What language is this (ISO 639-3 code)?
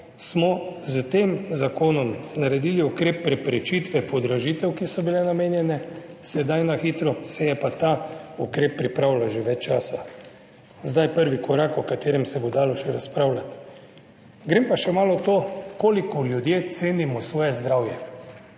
slv